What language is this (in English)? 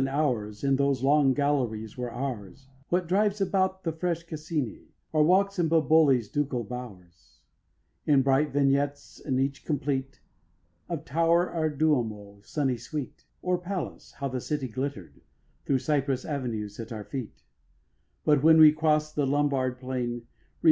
English